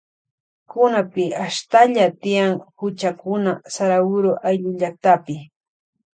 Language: Loja Highland Quichua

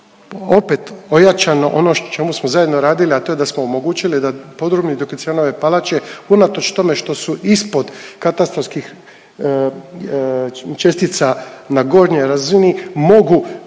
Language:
Croatian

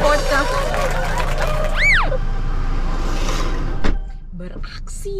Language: Indonesian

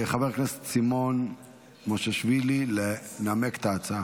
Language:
Hebrew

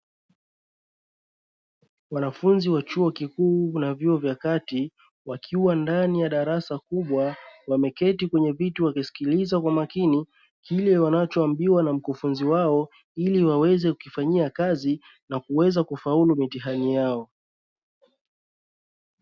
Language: Swahili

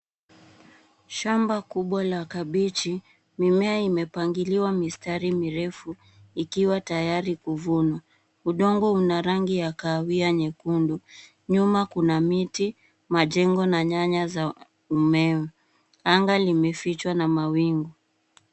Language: Swahili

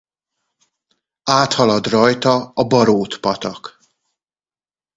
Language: Hungarian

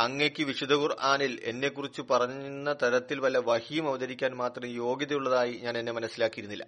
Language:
Malayalam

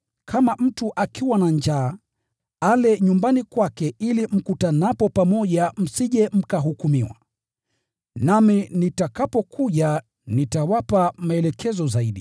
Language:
Swahili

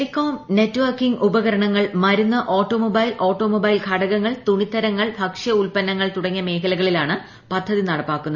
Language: Malayalam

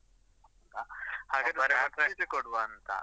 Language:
Kannada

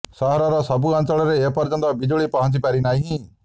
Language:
Odia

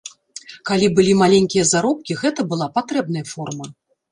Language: Belarusian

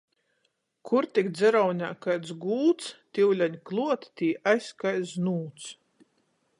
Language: Latgalian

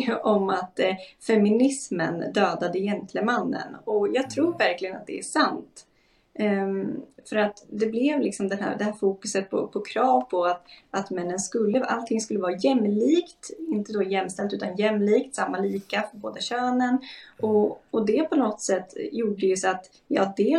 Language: Swedish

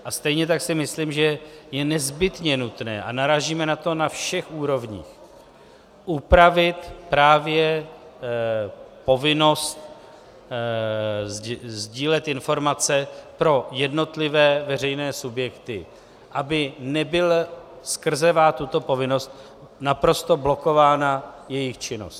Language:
Czech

